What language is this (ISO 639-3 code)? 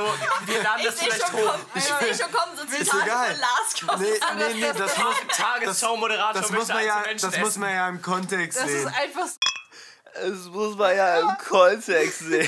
deu